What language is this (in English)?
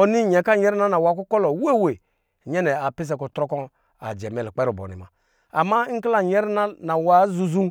Lijili